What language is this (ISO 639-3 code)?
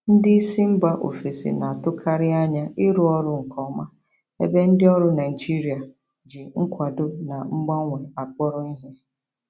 ibo